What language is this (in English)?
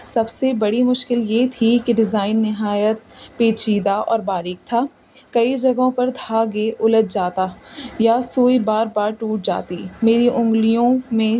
Urdu